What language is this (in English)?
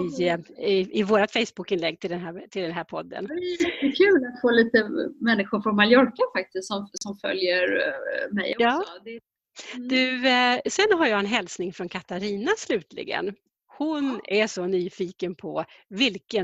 Swedish